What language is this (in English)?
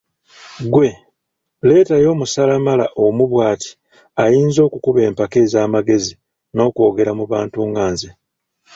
Ganda